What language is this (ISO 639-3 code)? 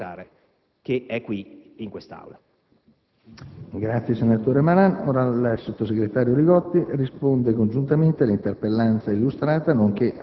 ita